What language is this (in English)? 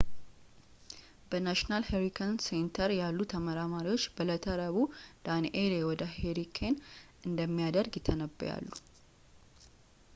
Amharic